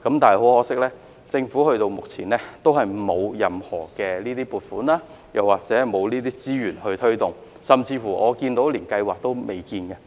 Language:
Cantonese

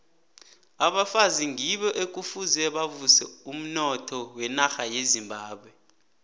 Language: South Ndebele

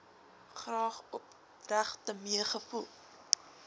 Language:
Afrikaans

